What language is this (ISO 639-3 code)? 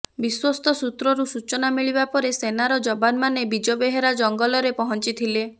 ori